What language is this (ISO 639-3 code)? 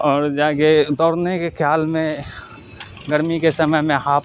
urd